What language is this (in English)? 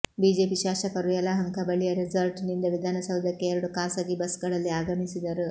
Kannada